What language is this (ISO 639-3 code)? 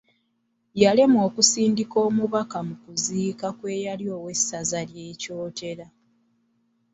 lug